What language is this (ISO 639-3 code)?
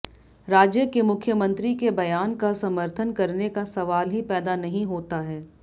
hin